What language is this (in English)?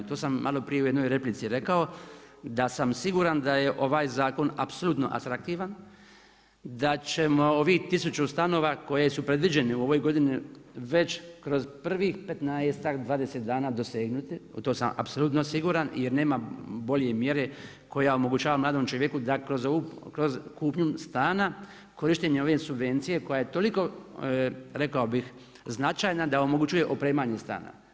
Croatian